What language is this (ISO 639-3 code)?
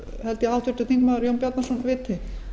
isl